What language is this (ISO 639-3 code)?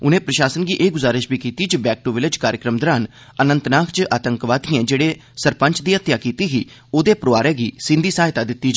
doi